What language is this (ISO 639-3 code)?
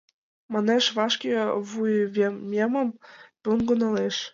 chm